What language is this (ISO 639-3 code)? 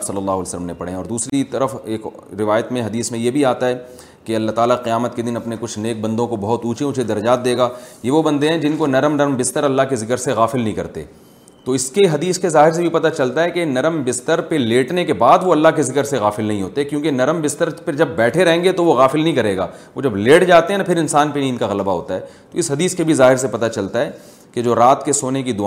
urd